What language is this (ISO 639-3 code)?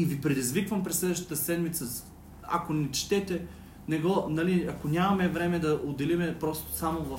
bul